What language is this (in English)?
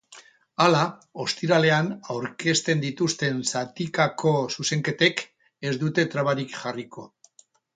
Basque